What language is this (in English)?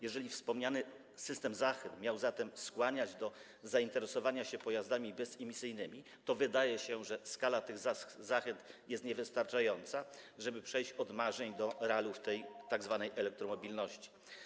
Polish